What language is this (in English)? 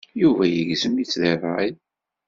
Kabyle